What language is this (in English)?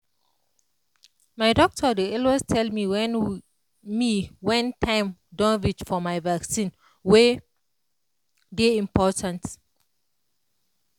Nigerian Pidgin